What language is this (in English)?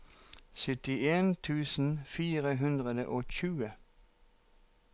Norwegian